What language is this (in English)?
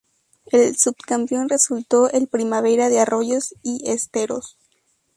Spanish